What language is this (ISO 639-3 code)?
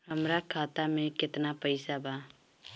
bho